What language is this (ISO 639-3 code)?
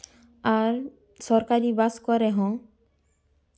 sat